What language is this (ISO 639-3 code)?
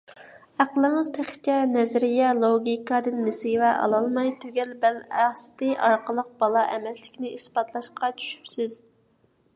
uig